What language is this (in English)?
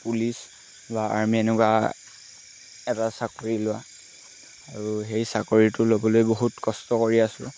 Assamese